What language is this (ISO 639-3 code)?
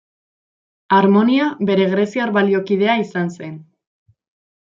eus